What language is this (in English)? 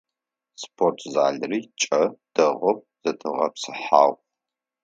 Adyghe